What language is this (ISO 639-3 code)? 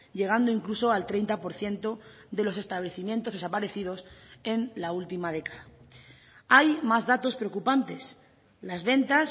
spa